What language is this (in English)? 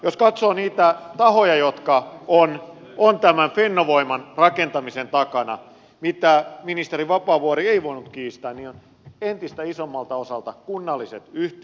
Finnish